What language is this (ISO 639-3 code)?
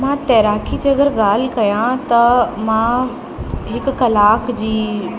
snd